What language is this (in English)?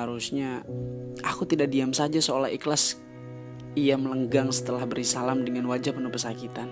Indonesian